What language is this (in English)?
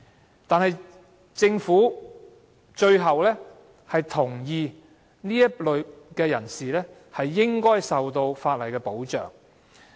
Cantonese